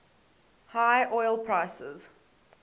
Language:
English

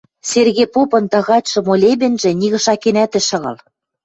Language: Western Mari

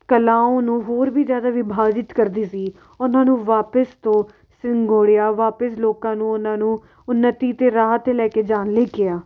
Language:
Punjabi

